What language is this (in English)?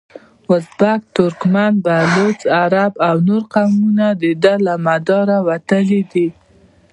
Pashto